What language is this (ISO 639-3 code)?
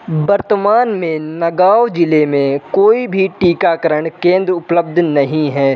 hin